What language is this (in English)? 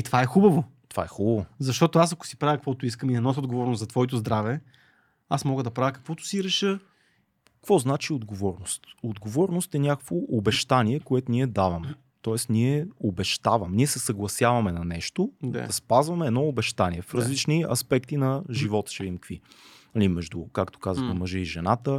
Bulgarian